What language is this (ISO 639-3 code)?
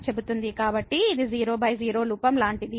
tel